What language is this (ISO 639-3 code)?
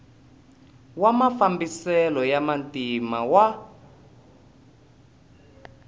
tso